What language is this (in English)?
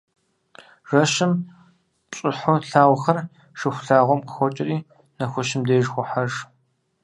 Kabardian